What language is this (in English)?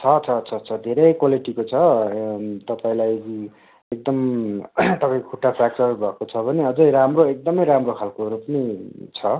Nepali